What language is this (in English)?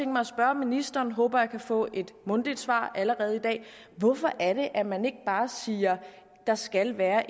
Danish